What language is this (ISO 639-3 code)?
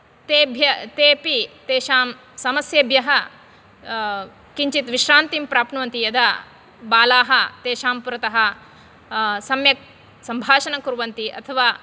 san